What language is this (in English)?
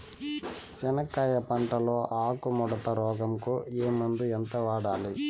Telugu